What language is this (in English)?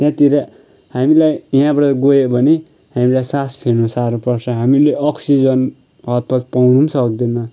Nepali